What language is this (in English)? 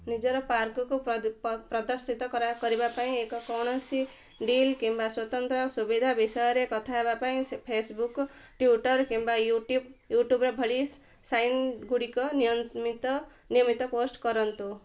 Odia